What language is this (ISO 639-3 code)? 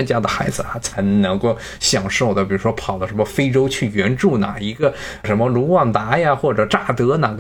zho